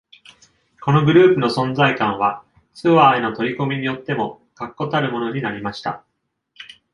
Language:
Japanese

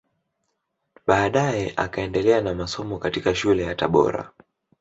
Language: Swahili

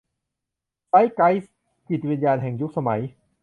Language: Thai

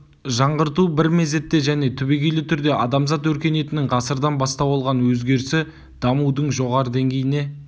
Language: Kazakh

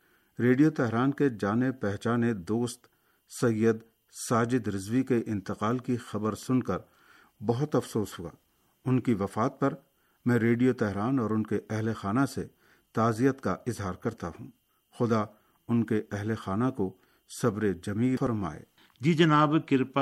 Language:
Urdu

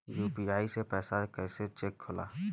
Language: Bhojpuri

